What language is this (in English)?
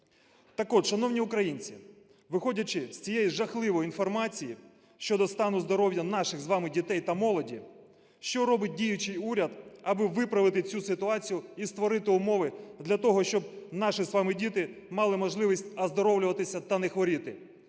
Ukrainian